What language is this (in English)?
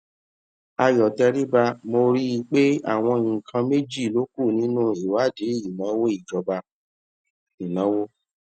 Yoruba